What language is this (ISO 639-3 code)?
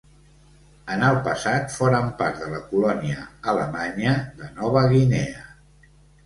cat